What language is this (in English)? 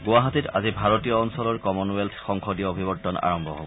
Assamese